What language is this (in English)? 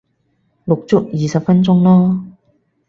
Cantonese